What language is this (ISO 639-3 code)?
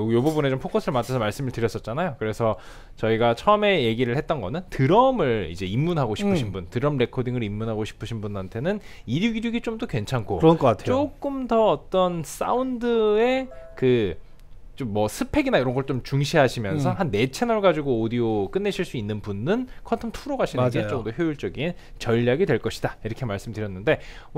kor